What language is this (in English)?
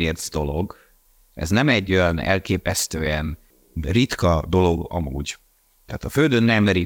Hungarian